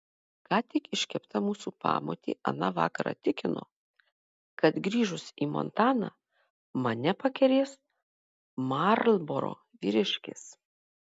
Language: Lithuanian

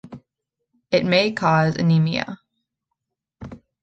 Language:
English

